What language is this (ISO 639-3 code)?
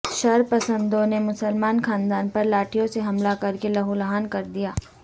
urd